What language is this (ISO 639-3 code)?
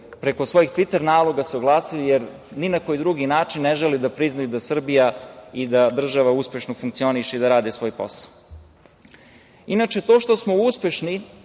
srp